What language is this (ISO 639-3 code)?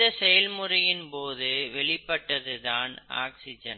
tam